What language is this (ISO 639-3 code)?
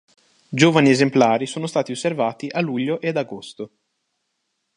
ita